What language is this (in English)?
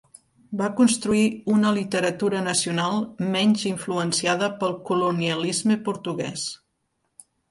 Catalan